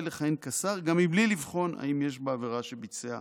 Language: Hebrew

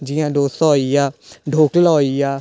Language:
Dogri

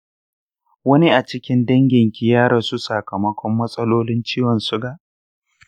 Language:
Hausa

